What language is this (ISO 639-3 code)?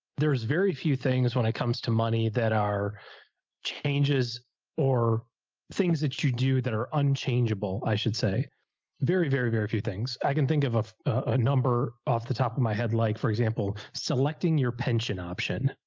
eng